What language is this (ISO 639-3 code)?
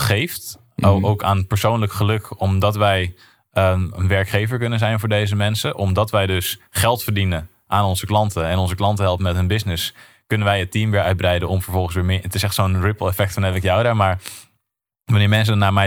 nld